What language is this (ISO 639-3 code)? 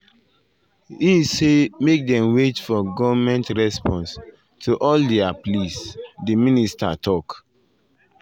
pcm